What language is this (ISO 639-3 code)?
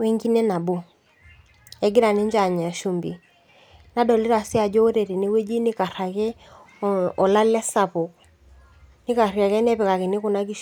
mas